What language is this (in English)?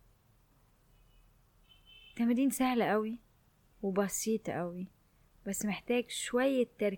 Arabic